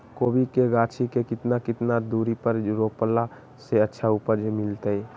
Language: Magahi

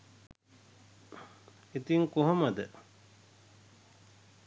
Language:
Sinhala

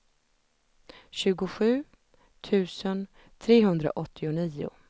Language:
Swedish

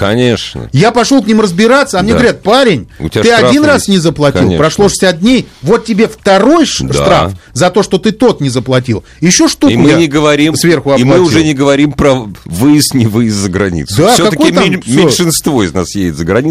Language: Russian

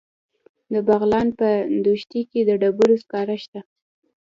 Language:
Pashto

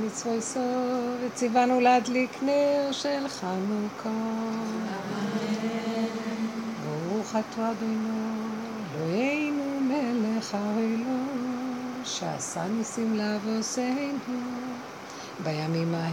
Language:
Hebrew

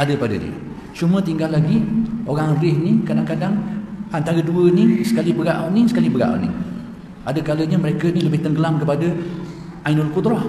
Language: Malay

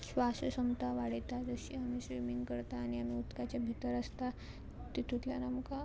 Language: Konkani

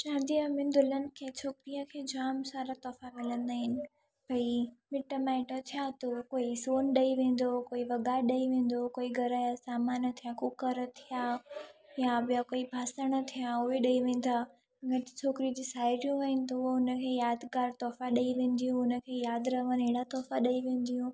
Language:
Sindhi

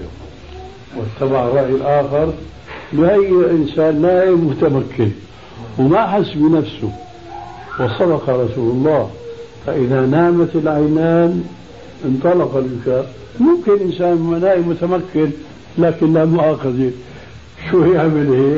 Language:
Arabic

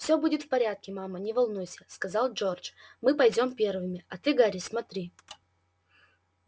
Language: Russian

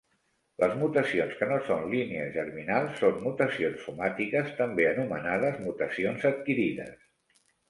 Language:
Catalan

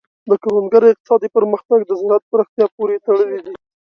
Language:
Pashto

